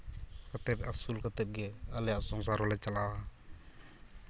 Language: Santali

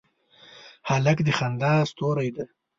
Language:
Pashto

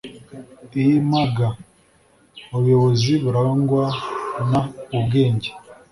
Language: Kinyarwanda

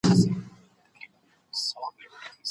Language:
Pashto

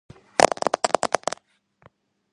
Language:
Georgian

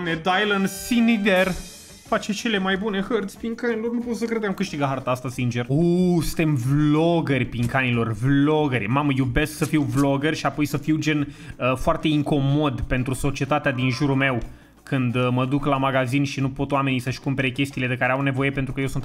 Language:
Romanian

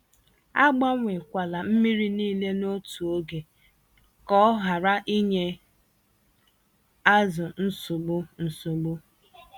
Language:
Igbo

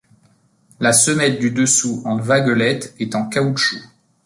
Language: French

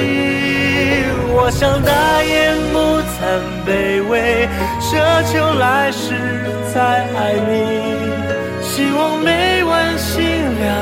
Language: Chinese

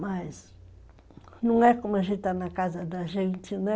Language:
Portuguese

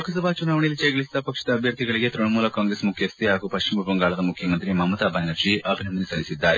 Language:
Kannada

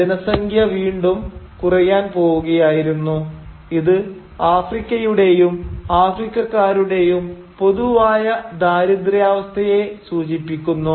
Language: Malayalam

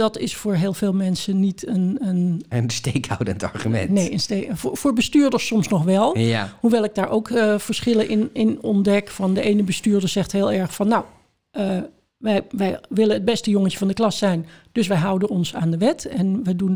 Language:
Dutch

